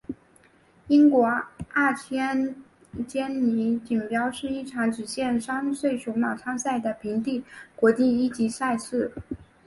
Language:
Chinese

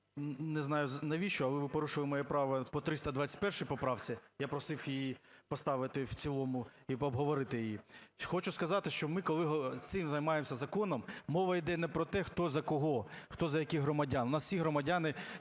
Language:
Ukrainian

